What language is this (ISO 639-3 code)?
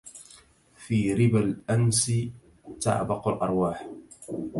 ara